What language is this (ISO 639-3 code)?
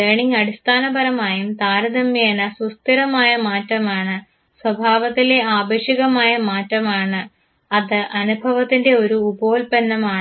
mal